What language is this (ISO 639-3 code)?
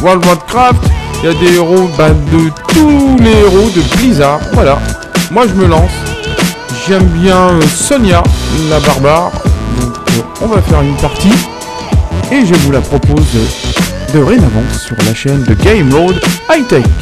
fra